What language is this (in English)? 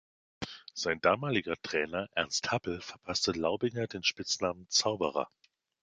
German